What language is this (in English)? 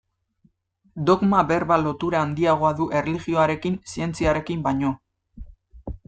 Basque